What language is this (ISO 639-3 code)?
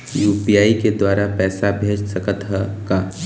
hne